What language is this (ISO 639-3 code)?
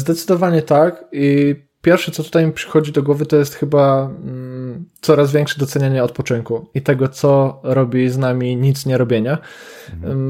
pol